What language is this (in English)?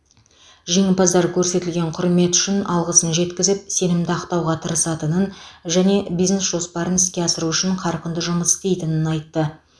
Kazakh